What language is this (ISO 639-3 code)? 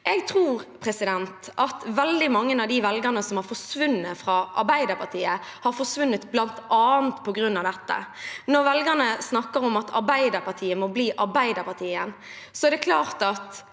nor